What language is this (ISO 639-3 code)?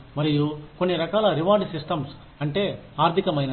tel